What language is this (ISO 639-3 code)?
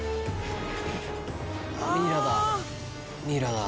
jpn